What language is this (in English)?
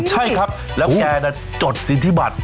Thai